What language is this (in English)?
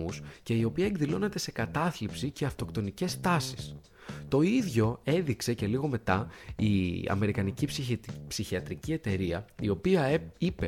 Greek